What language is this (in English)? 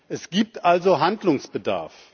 German